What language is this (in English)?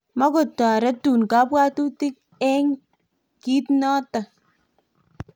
Kalenjin